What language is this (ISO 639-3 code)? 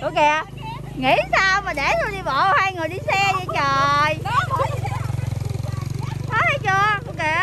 vie